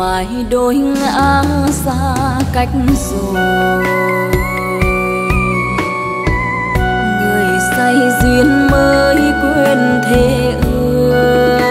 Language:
Vietnamese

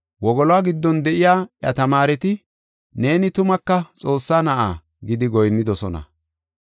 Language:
Gofa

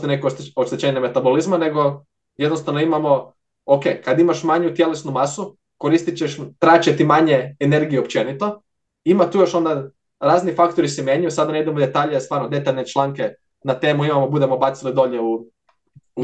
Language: Croatian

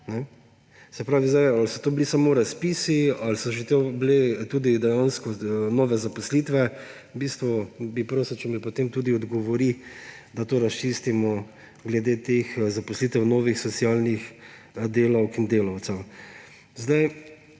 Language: Slovenian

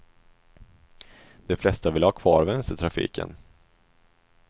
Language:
Swedish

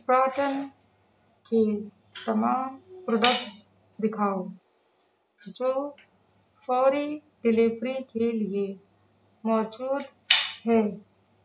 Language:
Urdu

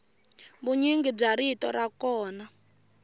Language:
Tsonga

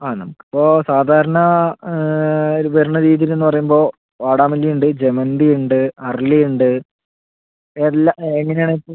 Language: Malayalam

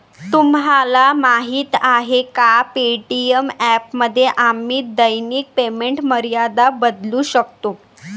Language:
Marathi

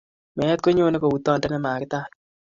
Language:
Kalenjin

